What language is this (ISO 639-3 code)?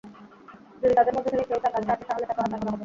ben